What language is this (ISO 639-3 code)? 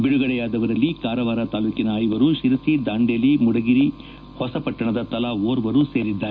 kan